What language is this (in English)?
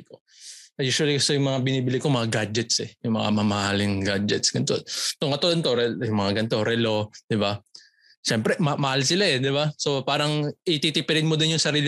Filipino